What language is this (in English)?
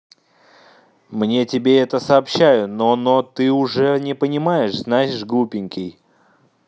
Russian